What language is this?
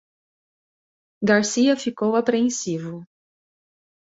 Portuguese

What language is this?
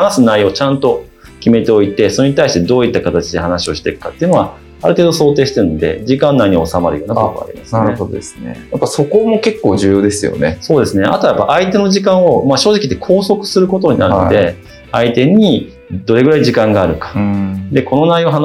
Japanese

